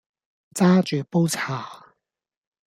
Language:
Cantonese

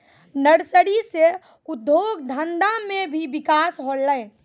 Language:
Maithili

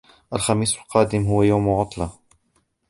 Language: Arabic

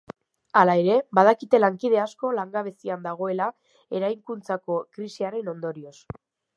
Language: Basque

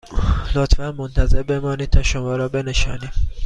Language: Persian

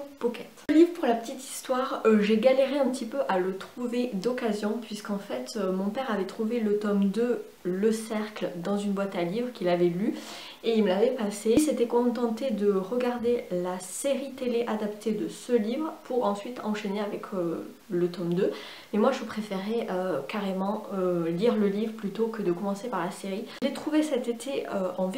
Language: French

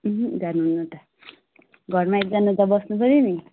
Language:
Nepali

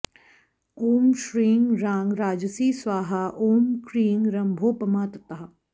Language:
Sanskrit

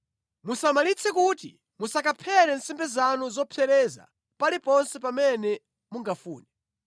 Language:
Nyanja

